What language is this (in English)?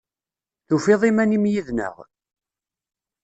Kabyle